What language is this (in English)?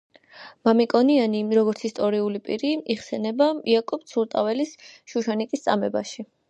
Georgian